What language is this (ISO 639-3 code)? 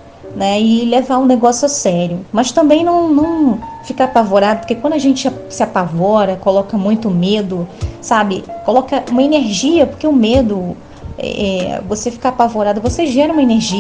por